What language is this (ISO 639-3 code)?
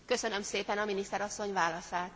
hun